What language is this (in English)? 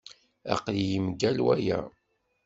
Kabyle